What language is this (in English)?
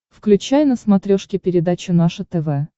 Russian